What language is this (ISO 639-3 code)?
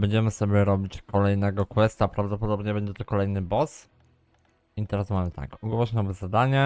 pol